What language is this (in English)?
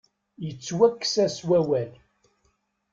Kabyle